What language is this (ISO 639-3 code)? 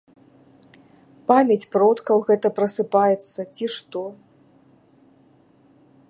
bel